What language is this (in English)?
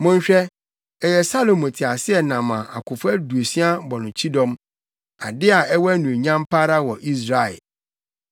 Akan